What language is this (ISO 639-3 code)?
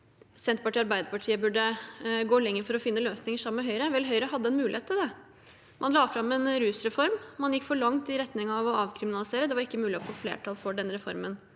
nor